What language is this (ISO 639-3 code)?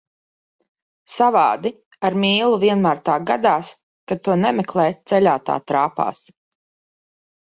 lav